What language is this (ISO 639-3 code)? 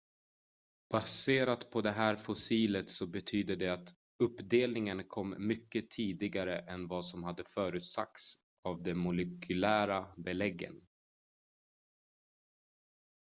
swe